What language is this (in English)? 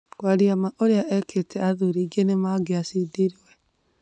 Kikuyu